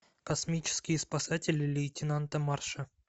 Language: Russian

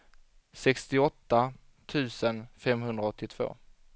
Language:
Swedish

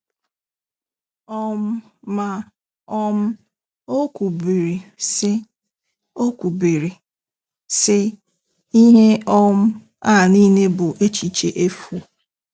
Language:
Igbo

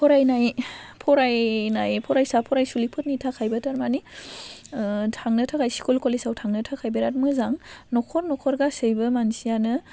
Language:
Bodo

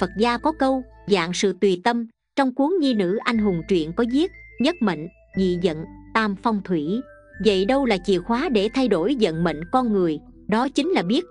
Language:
Vietnamese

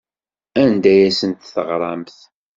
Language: Kabyle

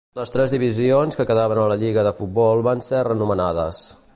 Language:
Catalan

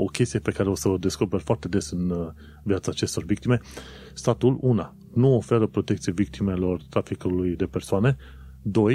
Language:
Romanian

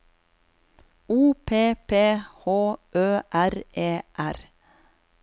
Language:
Norwegian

